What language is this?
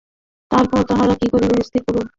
Bangla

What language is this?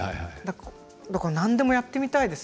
Japanese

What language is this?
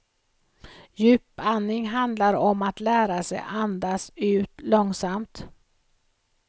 Swedish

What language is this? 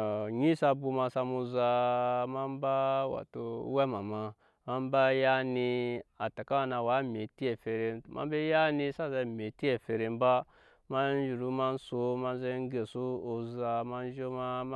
Nyankpa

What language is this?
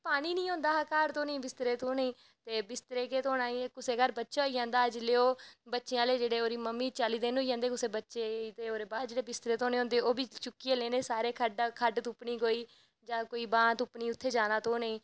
Dogri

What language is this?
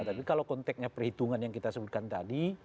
Indonesian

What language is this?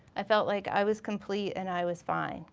English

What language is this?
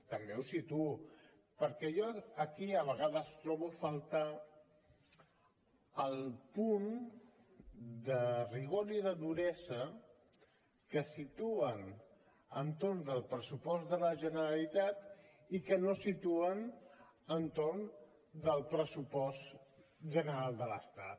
Catalan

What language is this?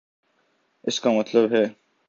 Urdu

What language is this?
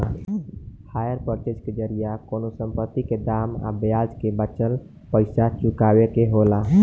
Bhojpuri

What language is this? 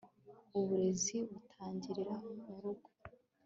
Kinyarwanda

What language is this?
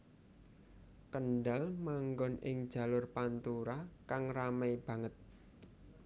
Javanese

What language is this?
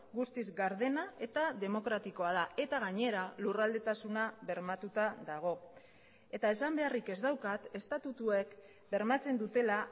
Basque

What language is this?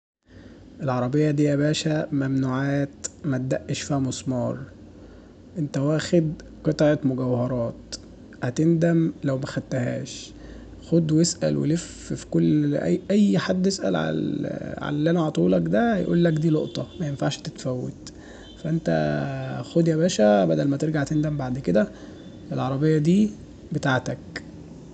Egyptian Arabic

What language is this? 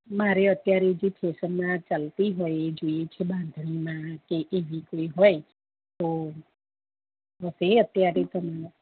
Gujarati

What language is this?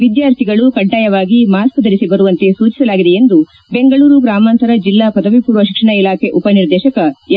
Kannada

